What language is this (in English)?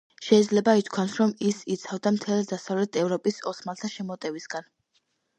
Georgian